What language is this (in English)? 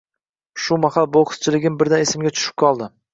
Uzbek